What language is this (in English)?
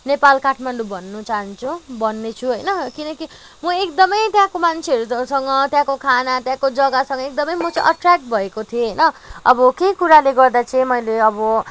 Nepali